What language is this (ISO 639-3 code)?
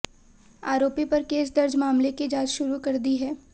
hin